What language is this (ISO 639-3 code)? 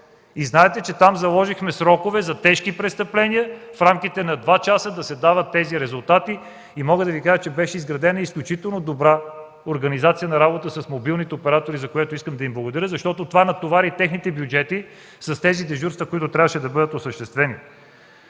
bul